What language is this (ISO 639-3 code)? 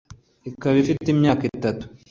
kin